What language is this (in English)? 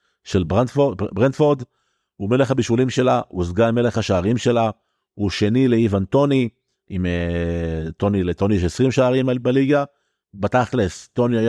Hebrew